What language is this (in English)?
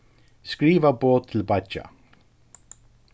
Faroese